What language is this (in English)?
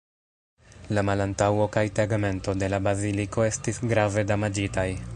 Esperanto